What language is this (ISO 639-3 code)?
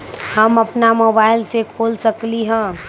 mag